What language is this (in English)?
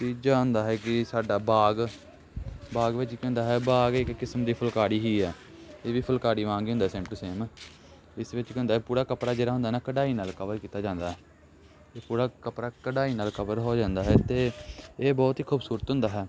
Punjabi